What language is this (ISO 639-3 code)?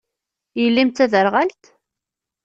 kab